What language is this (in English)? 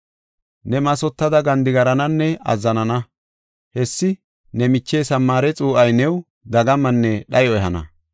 Gofa